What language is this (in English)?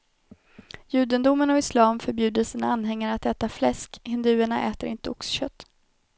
Swedish